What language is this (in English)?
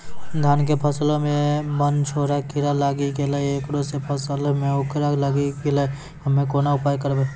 Maithili